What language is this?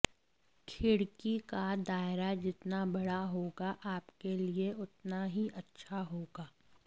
Hindi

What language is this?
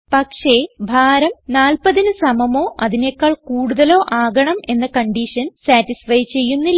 Malayalam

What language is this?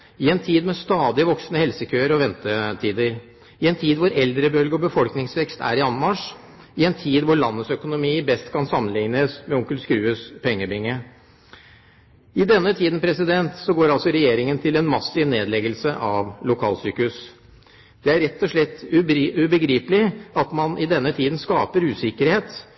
Norwegian Bokmål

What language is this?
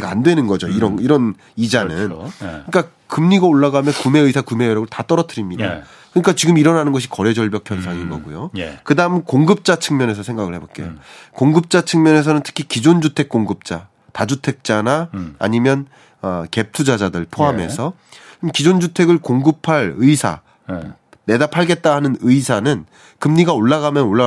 Korean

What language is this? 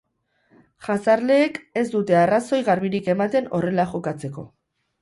Basque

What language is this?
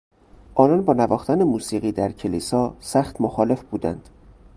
Persian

